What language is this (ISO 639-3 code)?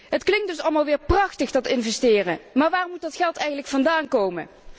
nld